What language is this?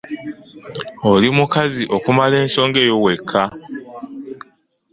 Ganda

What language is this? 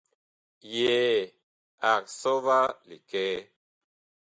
Bakoko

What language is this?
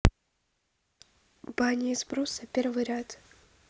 Russian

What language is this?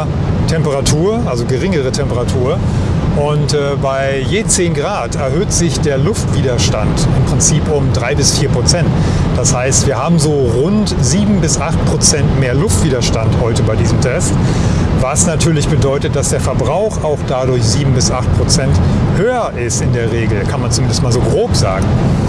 German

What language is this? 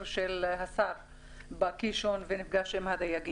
Hebrew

